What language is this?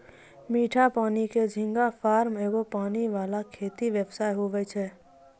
Maithili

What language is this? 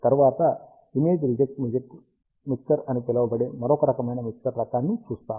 Telugu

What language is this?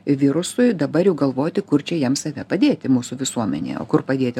Lithuanian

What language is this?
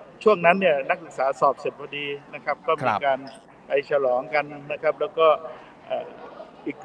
Thai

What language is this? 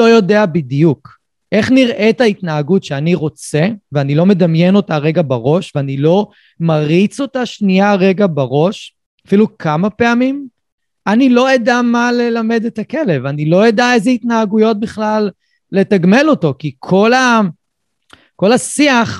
Hebrew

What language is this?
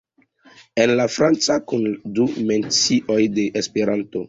Esperanto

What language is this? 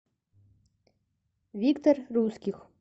Russian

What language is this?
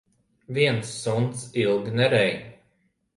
Latvian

